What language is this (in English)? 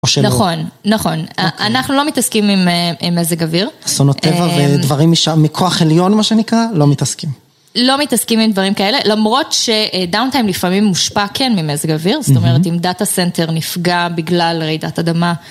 Hebrew